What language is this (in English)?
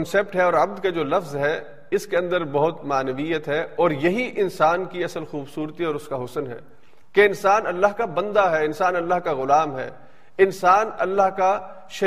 Urdu